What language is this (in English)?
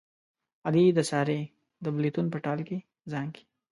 Pashto